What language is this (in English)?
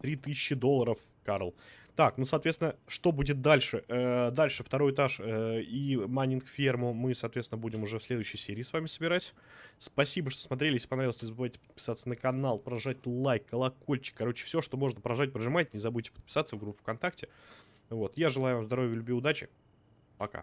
Russian